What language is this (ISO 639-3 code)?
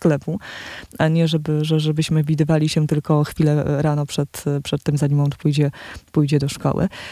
pol